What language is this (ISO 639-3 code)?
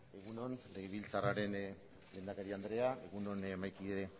eus